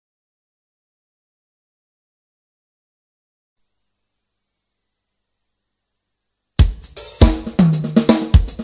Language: Korean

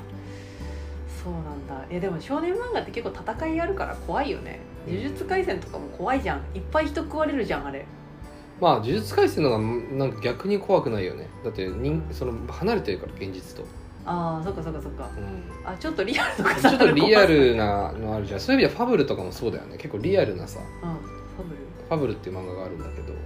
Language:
Japanese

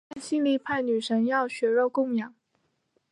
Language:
Chinese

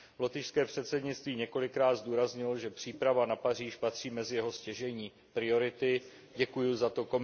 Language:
Czech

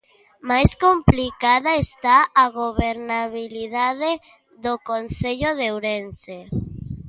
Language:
Galician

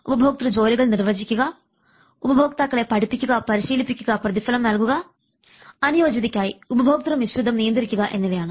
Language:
Malayalam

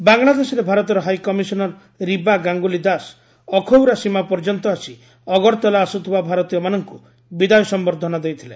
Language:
Odia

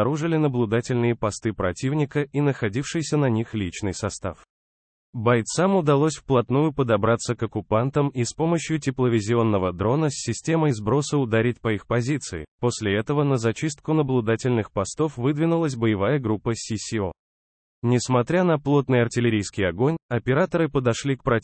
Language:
Russian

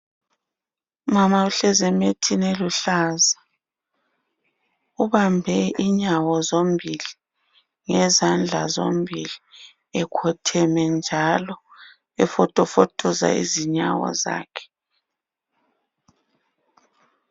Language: North Ndebele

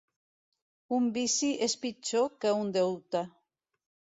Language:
Catalan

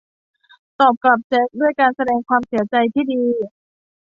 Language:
Thai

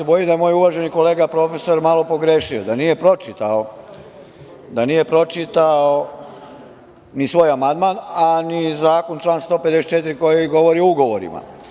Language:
Serbian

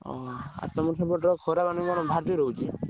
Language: Odia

